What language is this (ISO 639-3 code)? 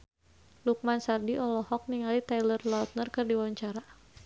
sun